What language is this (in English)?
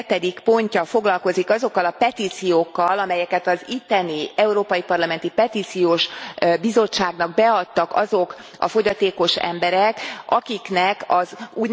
Hungarian